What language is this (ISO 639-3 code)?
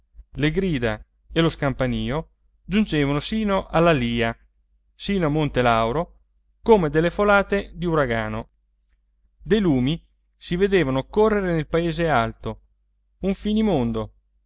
ita